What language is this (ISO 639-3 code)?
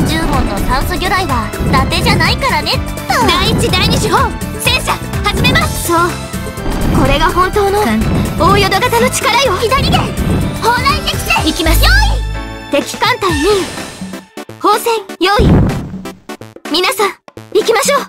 jpn